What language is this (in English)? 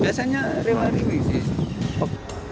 Indonesian